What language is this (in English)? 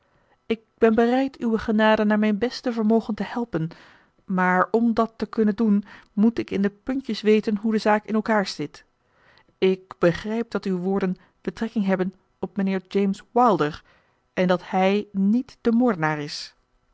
Dutch